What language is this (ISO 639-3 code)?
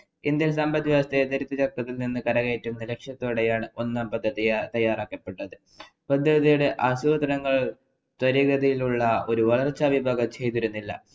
mal